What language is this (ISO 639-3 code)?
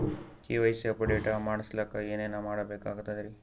kan